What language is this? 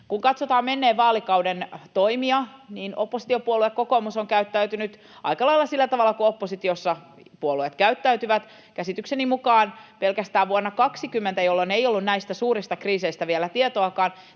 Finnish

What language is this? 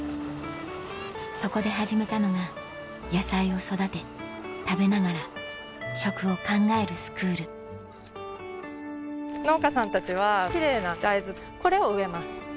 Japanese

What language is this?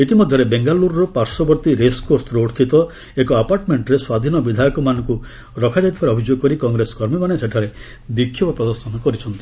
Odia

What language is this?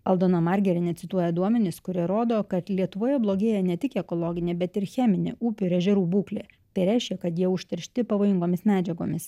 Lithuanian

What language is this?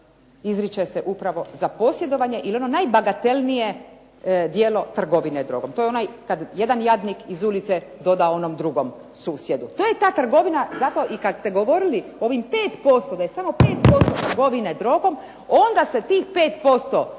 Croatian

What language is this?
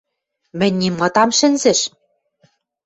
Western Mari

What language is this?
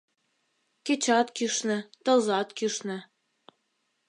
Mari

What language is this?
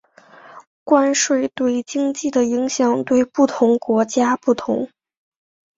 Chinese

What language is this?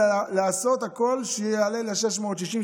Hebrew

